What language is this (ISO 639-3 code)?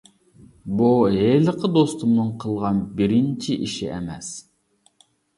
uig